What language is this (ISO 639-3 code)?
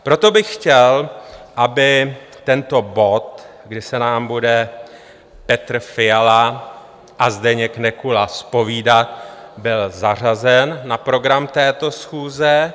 ces